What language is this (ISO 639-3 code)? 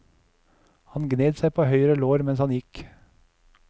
nor